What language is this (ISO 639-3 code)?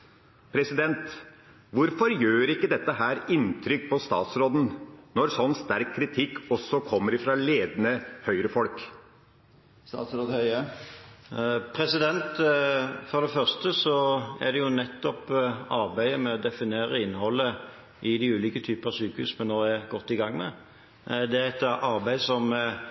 nob